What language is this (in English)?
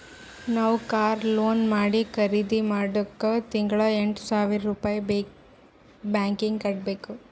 Kannada